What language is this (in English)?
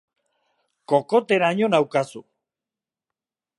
Basque